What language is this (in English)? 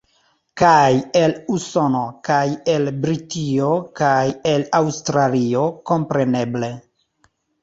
Esperanto